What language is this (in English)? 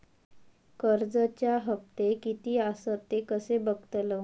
Marathi